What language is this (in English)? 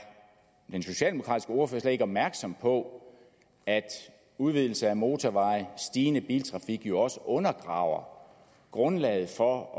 Danish